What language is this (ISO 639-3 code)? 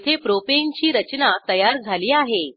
mar